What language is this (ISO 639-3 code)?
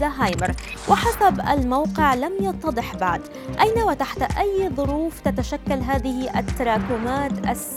ara